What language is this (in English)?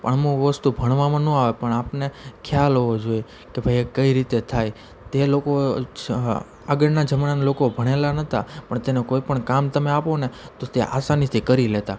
Gujarati